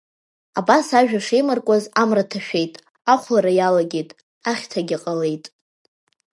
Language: Abkhazian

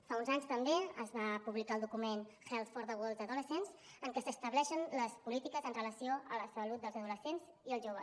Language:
Catalan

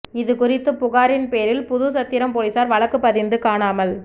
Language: Tamil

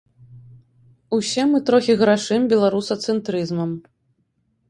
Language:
Belarusian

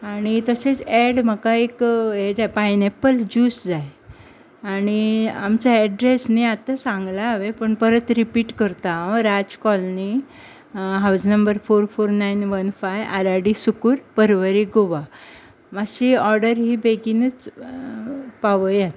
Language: Konkani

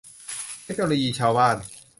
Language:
Thai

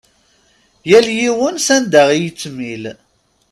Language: Kabyle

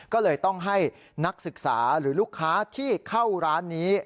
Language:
Thai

